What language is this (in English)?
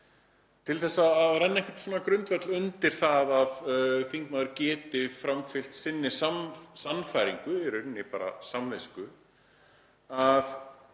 Icelandic